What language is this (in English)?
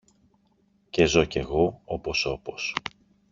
Greek